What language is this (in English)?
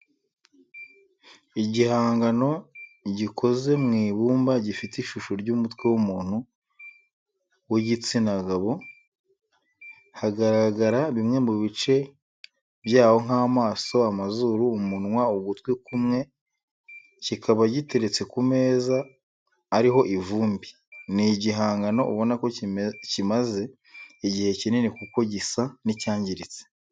Kinyarwanda